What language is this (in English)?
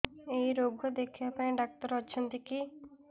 Odia